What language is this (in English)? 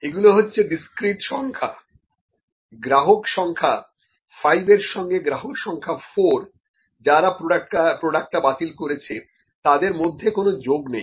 Bangla